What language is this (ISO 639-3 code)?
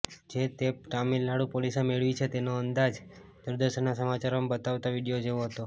guj